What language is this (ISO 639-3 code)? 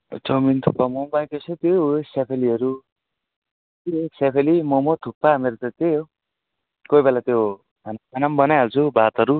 nep